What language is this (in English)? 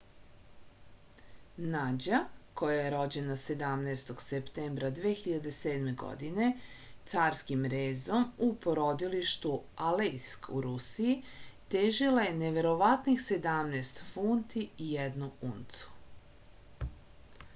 Serbian